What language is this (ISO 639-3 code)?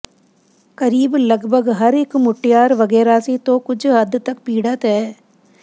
pan